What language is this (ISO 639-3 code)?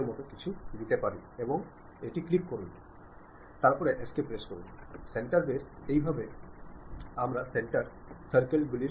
mal